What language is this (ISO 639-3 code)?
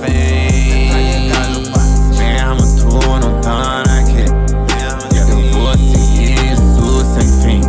por